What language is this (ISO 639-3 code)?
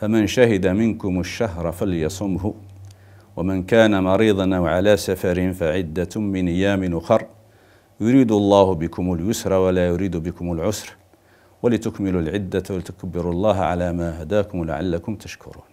ara